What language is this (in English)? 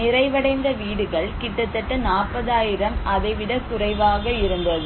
Tamil